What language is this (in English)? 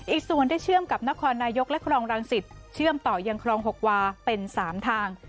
Thai